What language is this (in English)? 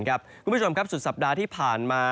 Thai